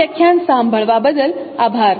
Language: Gujarati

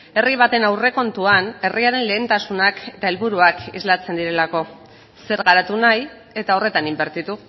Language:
Basque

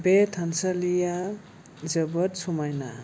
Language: Bodo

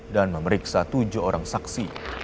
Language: Indonesian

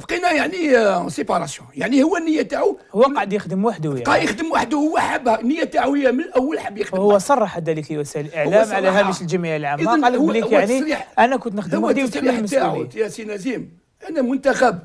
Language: Arabic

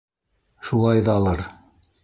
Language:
Bashkir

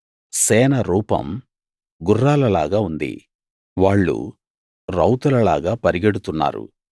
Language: Telugu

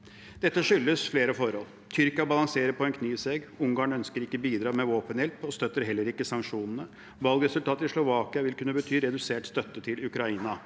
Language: Norwegian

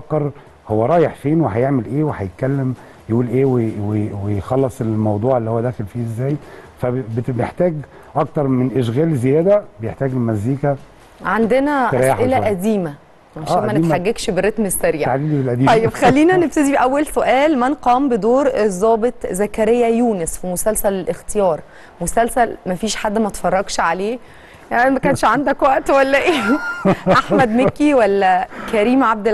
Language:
Arabic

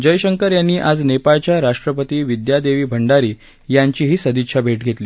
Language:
Marathi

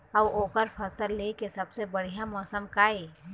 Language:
Chhattisgarhi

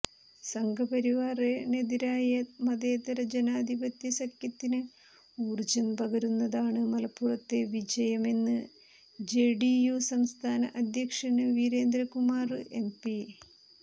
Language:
Malayalam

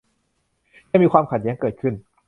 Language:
Thai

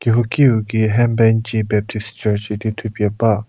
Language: Angami Naga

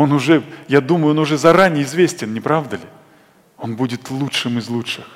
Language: Russian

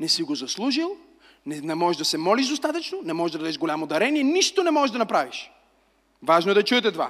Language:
Bulgarian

